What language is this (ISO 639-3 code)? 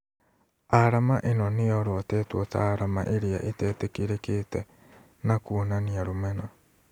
kik